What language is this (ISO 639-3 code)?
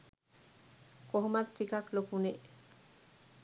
sin